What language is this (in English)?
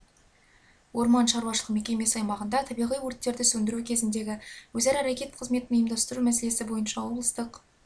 Kazakh